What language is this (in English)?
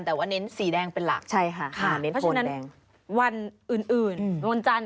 Thai